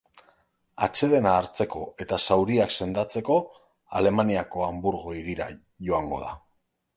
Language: Basque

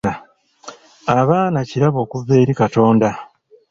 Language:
Ganda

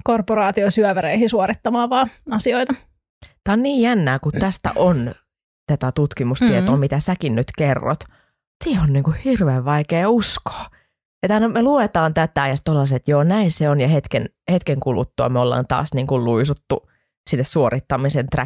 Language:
Finnish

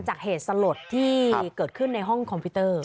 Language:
Thai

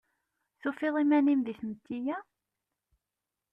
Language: Kabyle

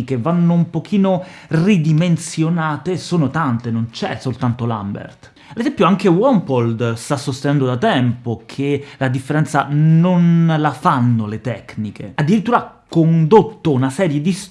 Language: Italian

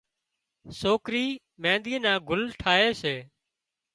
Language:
Wadiyara Koli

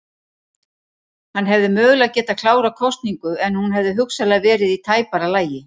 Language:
Icelandic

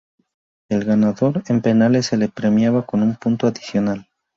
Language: Spanish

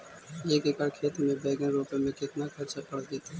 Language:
Magahi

